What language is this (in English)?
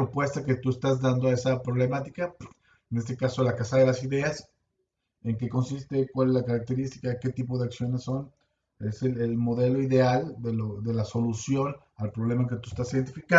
Spanish